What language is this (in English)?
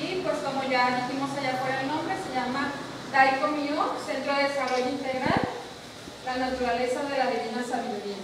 Spanish